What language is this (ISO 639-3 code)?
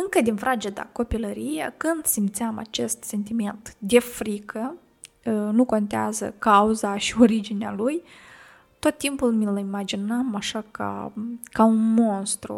ron